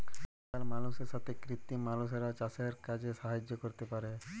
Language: Bangla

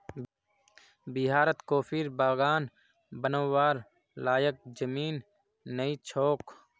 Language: Magahi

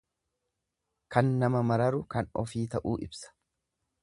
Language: Oromo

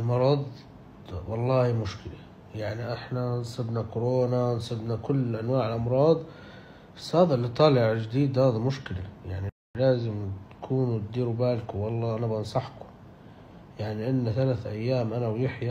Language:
Arabic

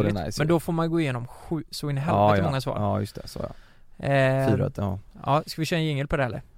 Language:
Swedish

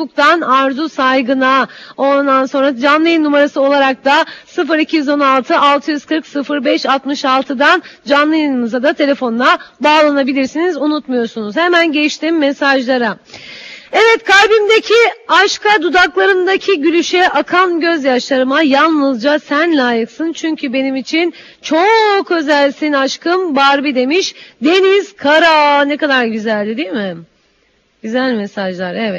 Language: Turkish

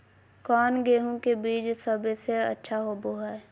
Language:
Magahi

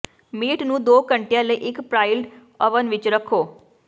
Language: Punjabi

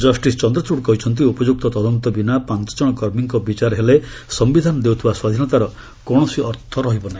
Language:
Odia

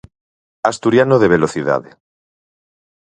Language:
Galician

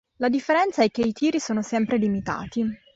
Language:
Italian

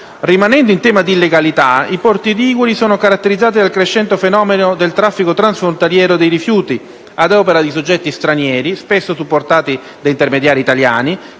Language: Italian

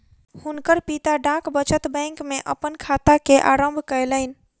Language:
Maithili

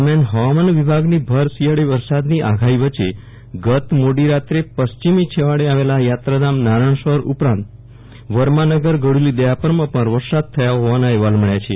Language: Gujarati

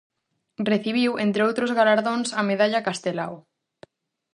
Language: Galician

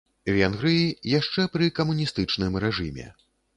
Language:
Belarusian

